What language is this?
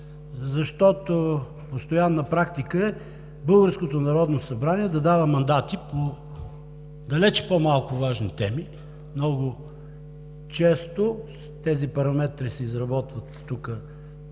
Bulgarian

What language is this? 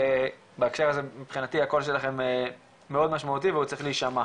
Hebrew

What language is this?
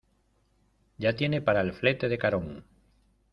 Spanish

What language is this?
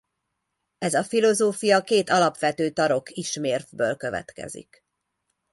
Hungarian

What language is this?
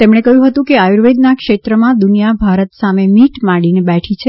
Gujarati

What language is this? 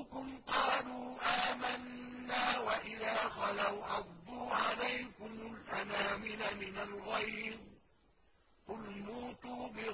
Arabic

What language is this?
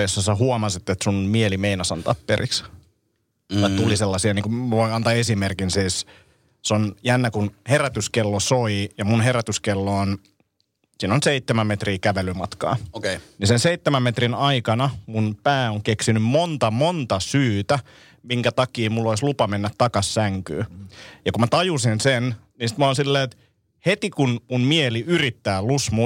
Finnish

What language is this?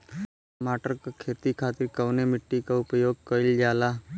Bhojpuri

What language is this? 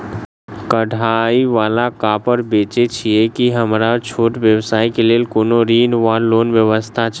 Maithili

